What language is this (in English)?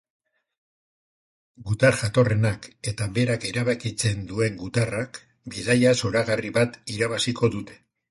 Basque